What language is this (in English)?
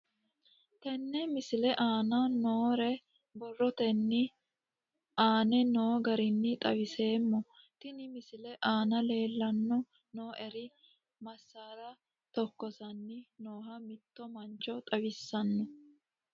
Sidamo